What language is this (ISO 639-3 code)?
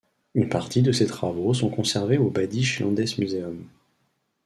fra